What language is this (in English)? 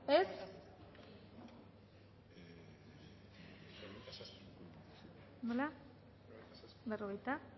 Basque